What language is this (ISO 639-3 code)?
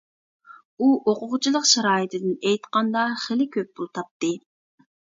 uig